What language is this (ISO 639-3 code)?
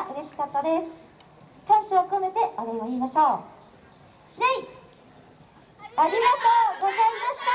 jpn